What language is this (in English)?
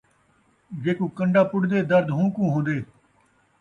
Saraiki